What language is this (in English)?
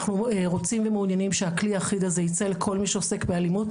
Hebrew